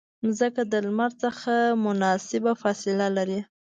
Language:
Pashto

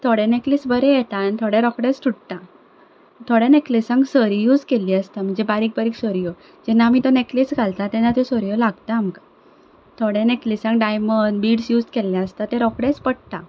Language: Konkani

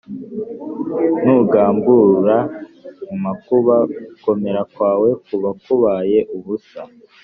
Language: Kinyarwanda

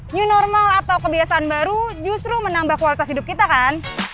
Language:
Indonesian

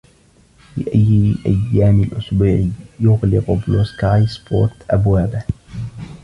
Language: Arabic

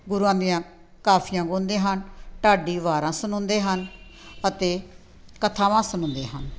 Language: Punjabi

